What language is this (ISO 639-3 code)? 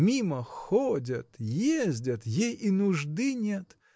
rus